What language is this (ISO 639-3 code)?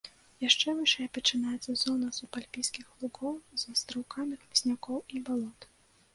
bel